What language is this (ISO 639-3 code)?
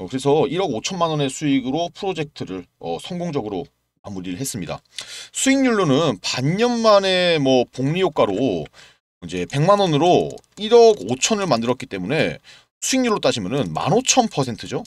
kor